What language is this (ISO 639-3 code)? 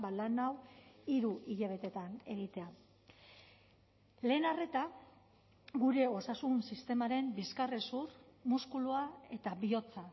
eus